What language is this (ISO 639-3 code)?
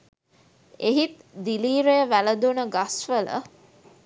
sin